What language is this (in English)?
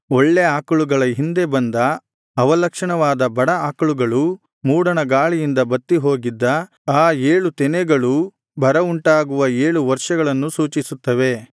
Kannada